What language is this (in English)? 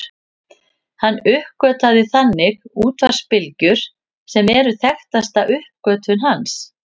Icelandic